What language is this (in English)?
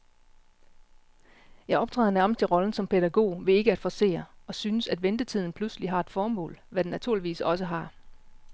Danish